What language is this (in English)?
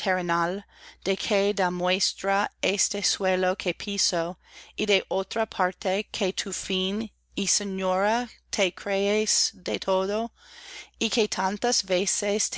Spanish